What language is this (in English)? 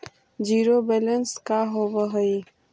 Magahi